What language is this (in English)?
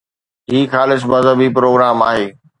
Sindhi